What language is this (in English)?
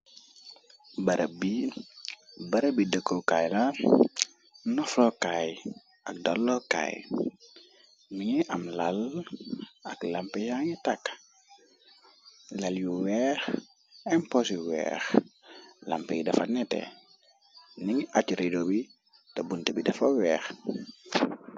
Wolof